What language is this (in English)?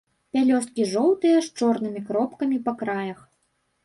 Belarusian